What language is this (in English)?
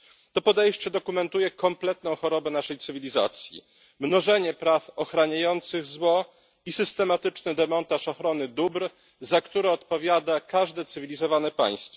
Polish